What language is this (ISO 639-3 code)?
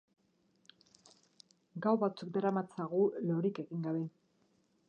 eus